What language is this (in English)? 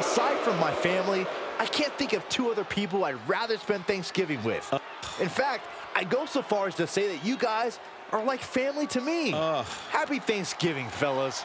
English